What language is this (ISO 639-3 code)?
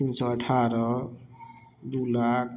mai